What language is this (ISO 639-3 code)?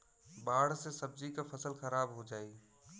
bho